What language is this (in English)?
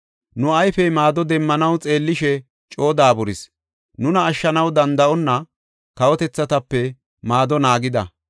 Gofa